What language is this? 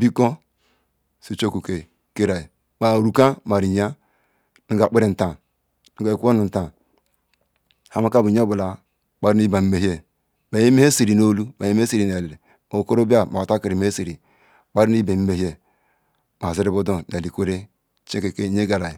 Ikwere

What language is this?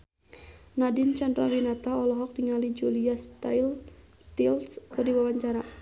Sundanese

